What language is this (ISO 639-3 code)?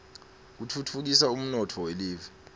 ssw